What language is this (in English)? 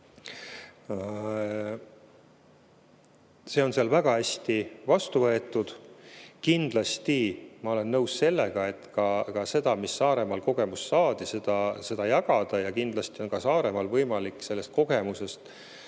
Estonian